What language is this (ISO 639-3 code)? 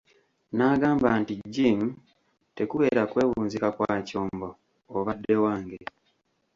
lug